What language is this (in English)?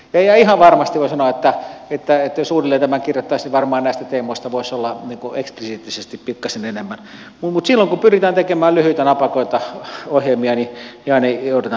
Finnish